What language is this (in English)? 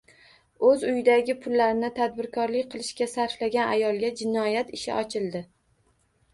Uzbek